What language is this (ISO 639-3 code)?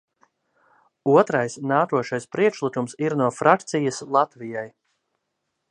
lav